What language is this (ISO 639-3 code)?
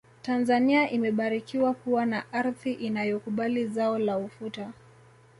swa